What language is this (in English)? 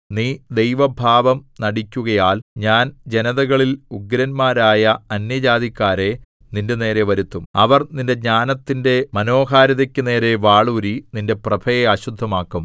Malayalam